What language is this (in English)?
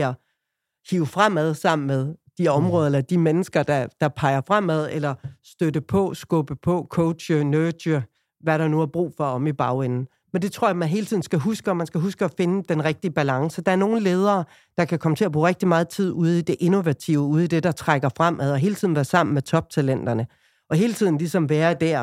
Danish